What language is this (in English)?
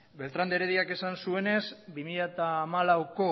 Basque